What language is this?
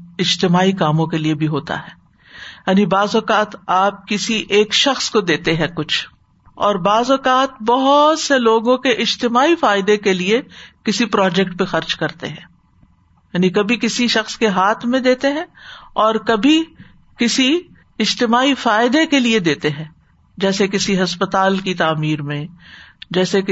Urdu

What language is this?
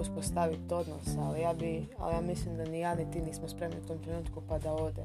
Croatian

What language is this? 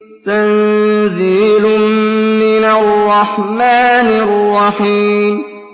Arabic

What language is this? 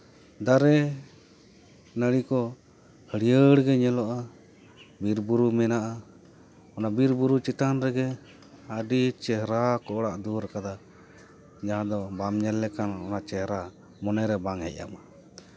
Santali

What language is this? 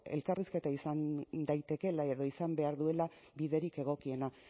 Basque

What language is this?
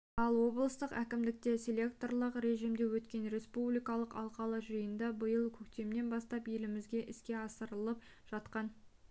Kazakh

